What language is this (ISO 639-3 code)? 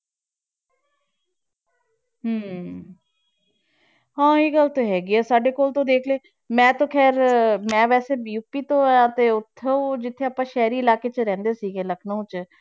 pan